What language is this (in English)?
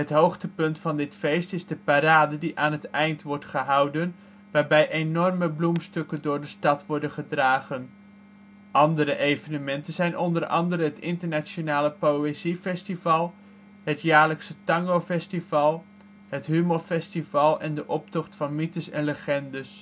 Dutch